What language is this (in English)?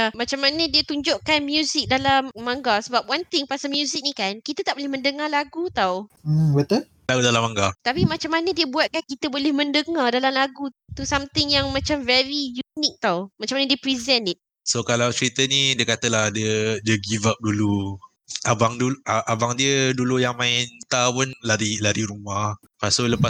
Malay